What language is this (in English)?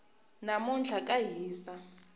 Tsonga